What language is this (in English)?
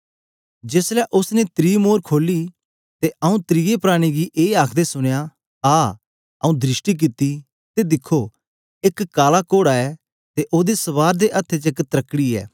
Dogri